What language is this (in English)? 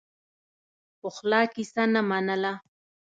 Pashto